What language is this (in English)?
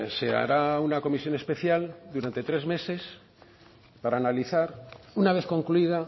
Spanish